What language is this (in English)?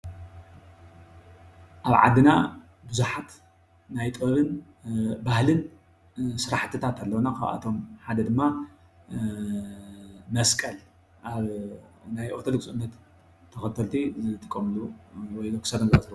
Tigrinya